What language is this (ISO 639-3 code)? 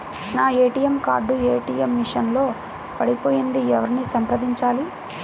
tel